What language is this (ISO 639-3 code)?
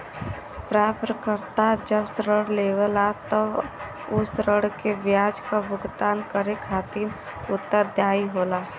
bho